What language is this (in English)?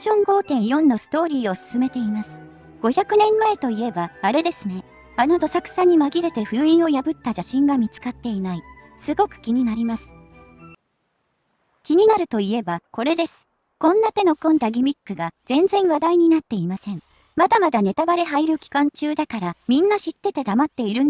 Japanese